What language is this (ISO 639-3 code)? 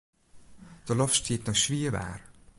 fry